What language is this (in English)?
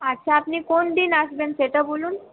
Bangla